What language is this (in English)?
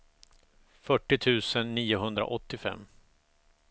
Swedish